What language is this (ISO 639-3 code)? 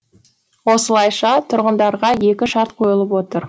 kaz